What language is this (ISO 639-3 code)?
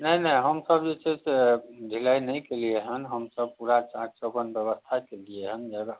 mai